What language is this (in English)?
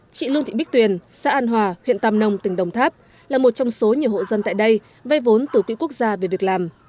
Vietnamese